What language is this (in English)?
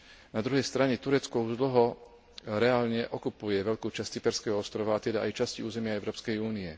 Slovak